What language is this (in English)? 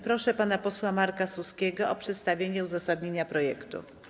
Polish